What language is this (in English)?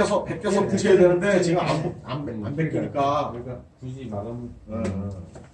Korean